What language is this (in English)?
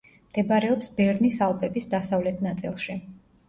Georgian